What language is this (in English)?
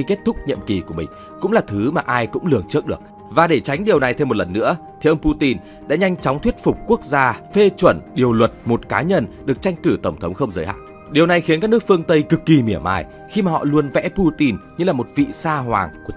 Vietnamese